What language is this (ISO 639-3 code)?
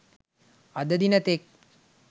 sin